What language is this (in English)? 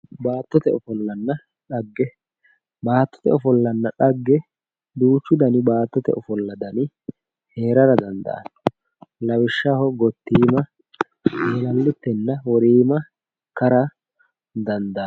Sidamo